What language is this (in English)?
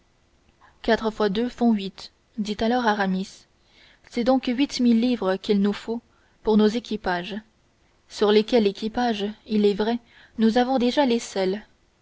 French